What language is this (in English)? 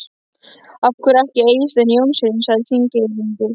Icelandic